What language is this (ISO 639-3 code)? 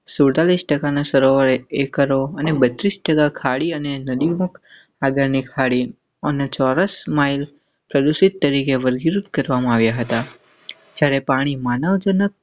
guj